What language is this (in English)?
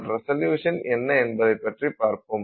Tamil